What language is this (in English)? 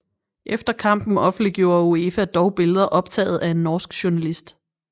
Danish